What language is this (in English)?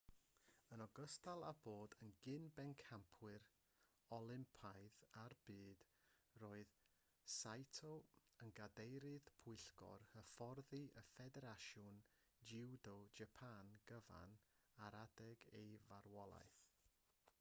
Welsh